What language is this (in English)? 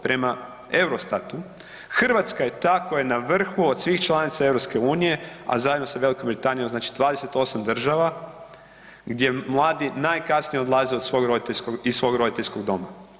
Croatian